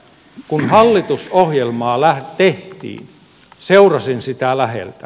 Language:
Finnish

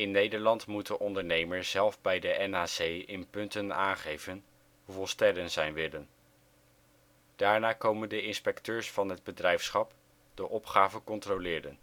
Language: Dutch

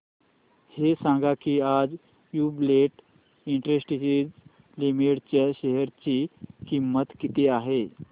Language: Marathi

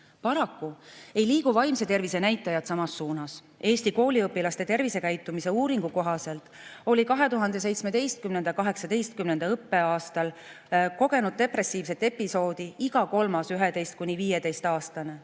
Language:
Estonian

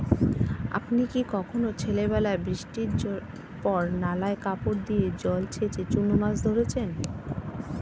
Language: Bangla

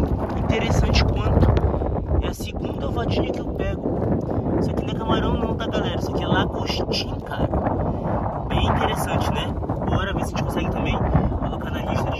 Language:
Portuguese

